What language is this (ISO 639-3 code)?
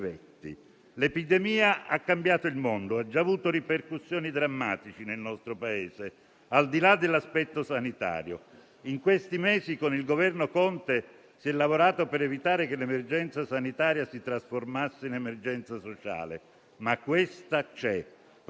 ita